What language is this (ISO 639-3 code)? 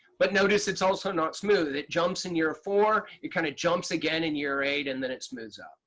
eng